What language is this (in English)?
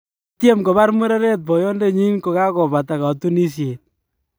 Kalenjin